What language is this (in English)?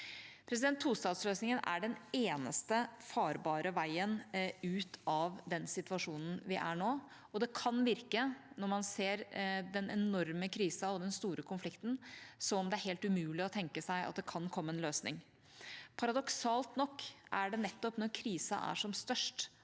Norwegian